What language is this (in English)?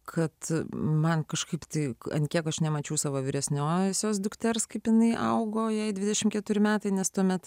Lithuanian